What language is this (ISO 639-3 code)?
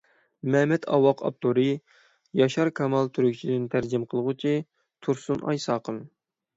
uig